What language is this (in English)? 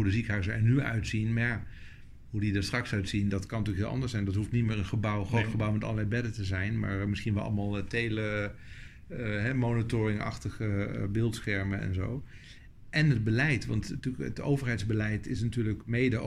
Dutch